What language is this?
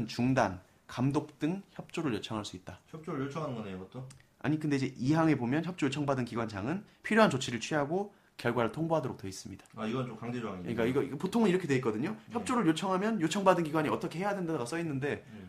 Korean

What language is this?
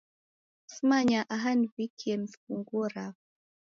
Taita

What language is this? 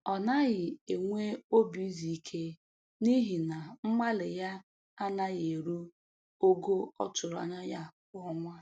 Igbo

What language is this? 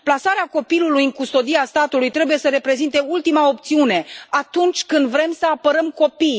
Romanian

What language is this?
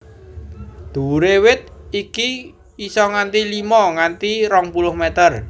Javanese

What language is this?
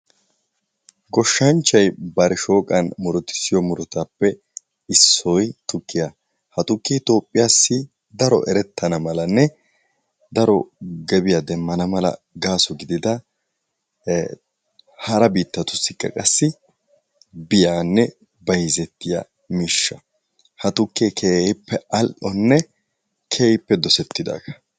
Wolaytta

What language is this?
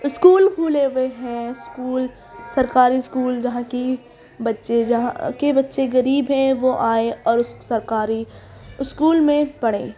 Urdu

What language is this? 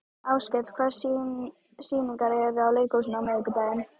Icelandic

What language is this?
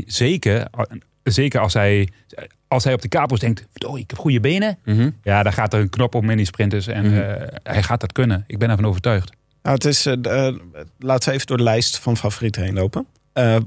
Dutch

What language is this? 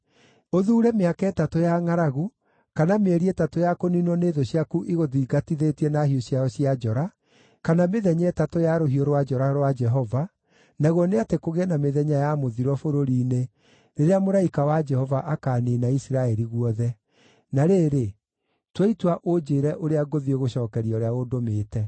Kikuyu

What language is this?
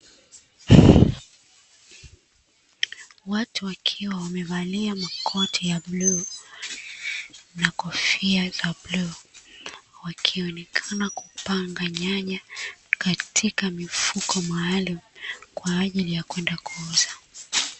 Swahili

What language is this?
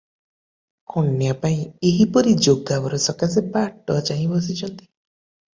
Odia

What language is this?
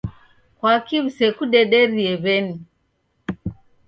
Taita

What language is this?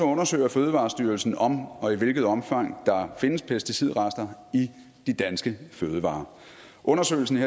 Danish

